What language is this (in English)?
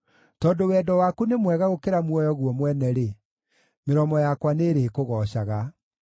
Kikuyu